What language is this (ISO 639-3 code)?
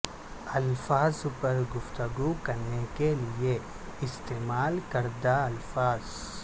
urd